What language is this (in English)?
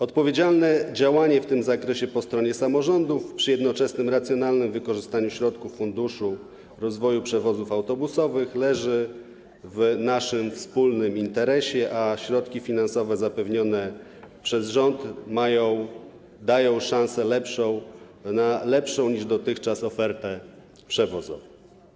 Polish